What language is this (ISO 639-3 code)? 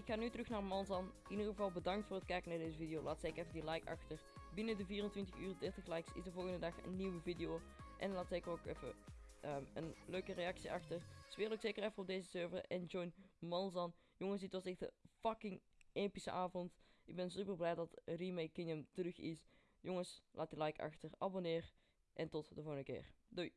nld